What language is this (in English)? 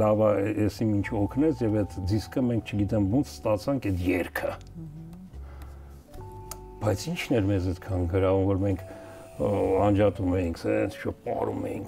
Turkish